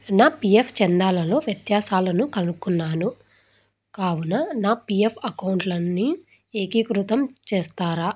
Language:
Telugu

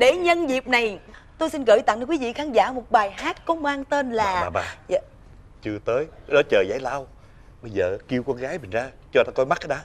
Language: Vietnamese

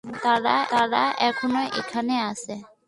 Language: Bangla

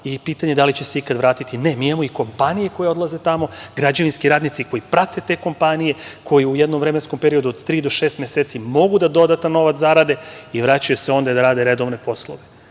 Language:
Serbian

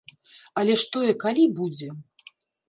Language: Belarusian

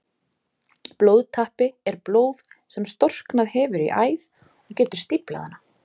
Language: Icelandic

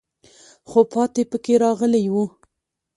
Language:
Pashto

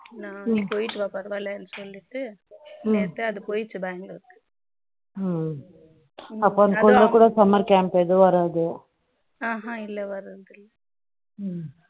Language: Tamil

